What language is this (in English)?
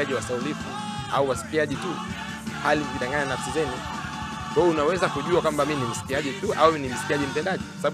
Swahili